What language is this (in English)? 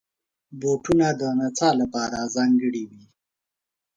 Pashto